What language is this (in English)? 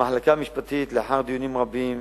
Hebrew